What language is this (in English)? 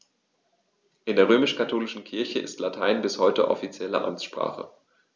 German